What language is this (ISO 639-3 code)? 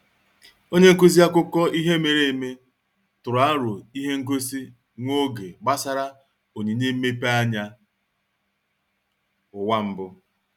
ibo